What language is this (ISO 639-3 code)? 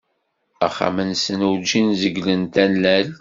kab